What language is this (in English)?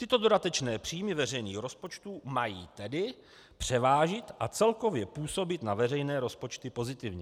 Czech